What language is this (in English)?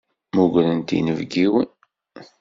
Kabyle